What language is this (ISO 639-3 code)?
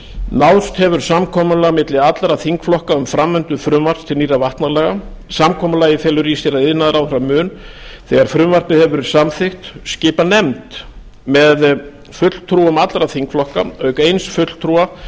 isl